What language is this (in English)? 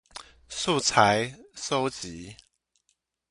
Chinese